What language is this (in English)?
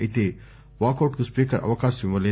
Telugu